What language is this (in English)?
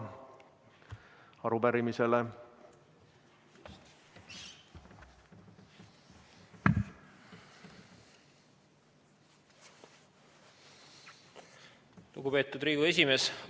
Estonian